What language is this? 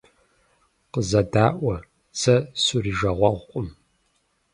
Kabardian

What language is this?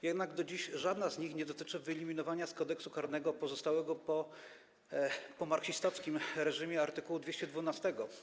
Polish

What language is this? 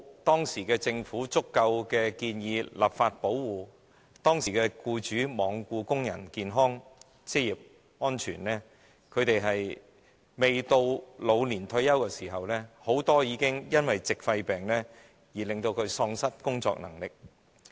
Cantonese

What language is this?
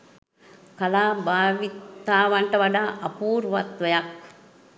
Sinhala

